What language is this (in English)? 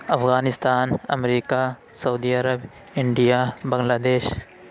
Urdu